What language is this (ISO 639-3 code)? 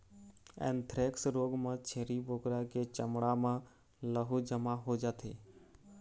hne